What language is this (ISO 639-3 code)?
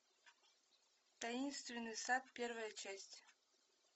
rus